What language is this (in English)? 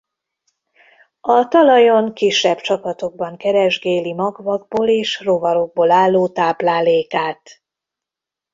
Hungarian